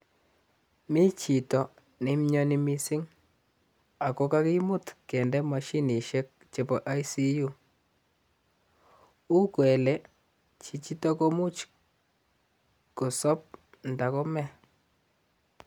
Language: Kalenjin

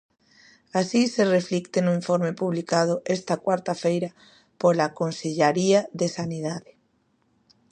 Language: Galician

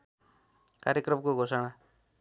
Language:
Nepali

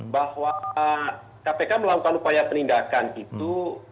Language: Indonesian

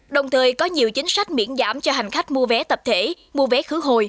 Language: Vietnamese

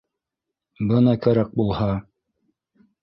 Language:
Bashkir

